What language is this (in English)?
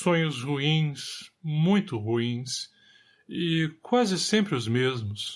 Portuguese